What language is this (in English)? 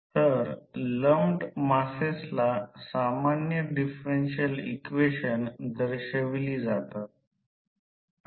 Marathi